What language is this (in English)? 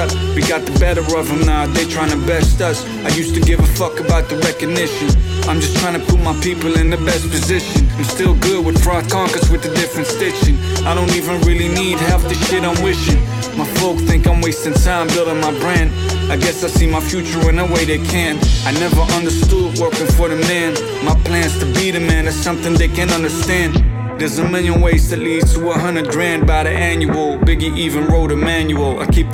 Dutch